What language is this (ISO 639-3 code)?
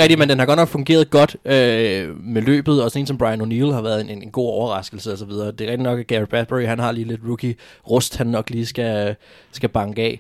dan